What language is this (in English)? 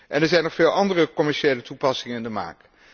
Dutch